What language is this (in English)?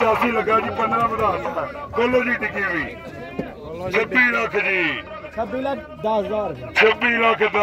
Punjabi